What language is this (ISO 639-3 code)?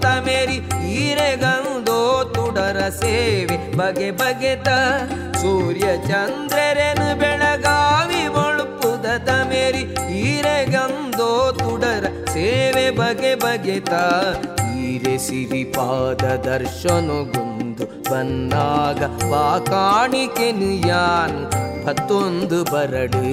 kan